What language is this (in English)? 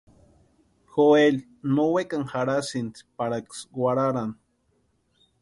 Western Highland Purepecha